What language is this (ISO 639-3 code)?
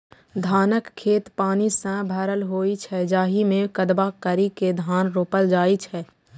mai